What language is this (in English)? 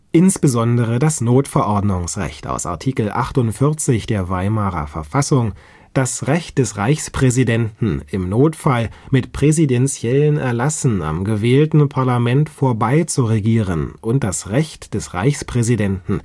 German